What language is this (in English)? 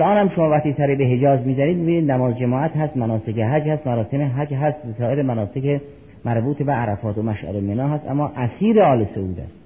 Persian